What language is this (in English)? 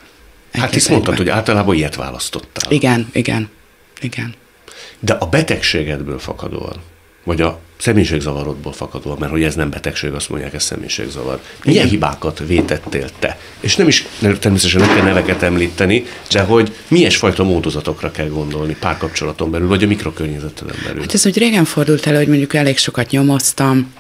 Hungarian